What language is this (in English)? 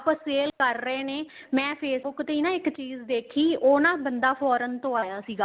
Punjabi